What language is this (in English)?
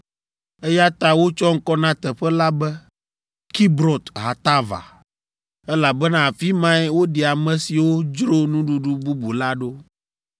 Ewe